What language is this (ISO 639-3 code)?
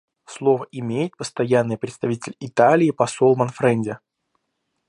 rus